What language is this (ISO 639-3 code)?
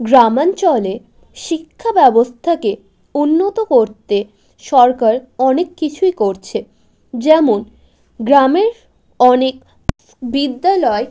ben